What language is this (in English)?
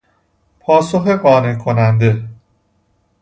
Persian